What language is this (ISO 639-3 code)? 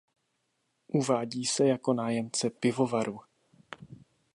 ces